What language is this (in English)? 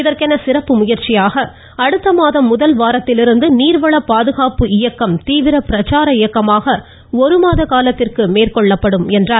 Tamil